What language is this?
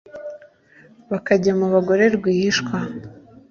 Kinyarwanda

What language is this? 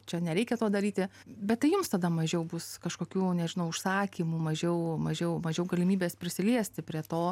Lithuanian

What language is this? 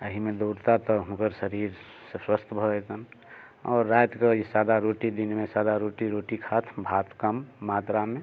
Maithili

